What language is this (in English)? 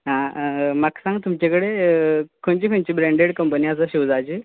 Konkani